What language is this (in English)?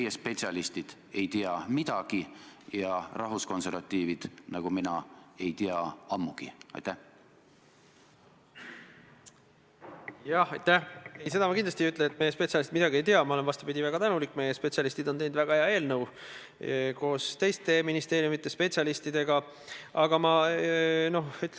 Estonian